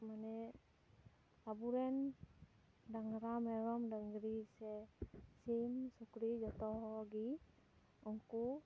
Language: Santali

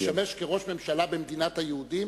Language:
Hebrew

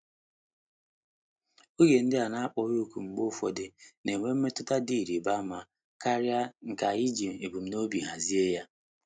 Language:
Igbo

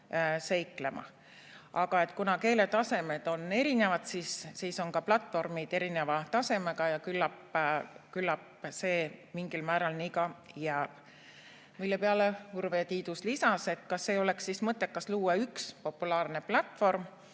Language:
Estonian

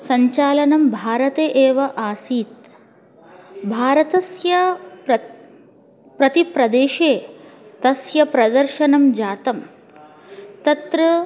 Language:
Sanskrit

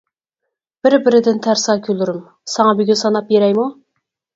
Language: Uyghur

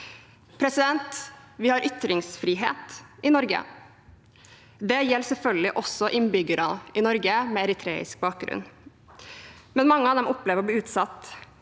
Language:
Norwegian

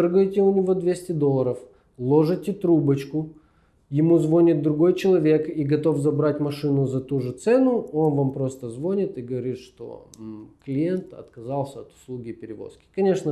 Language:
Russian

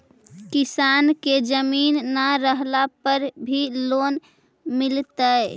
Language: Magahi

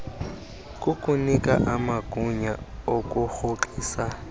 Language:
Xhosa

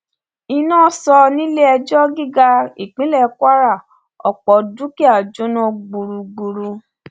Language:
Yoruba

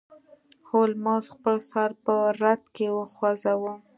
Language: Pashto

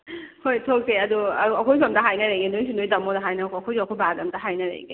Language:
Manipuri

